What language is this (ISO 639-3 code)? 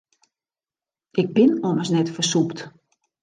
fry